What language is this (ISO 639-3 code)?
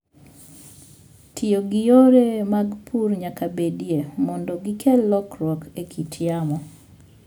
luo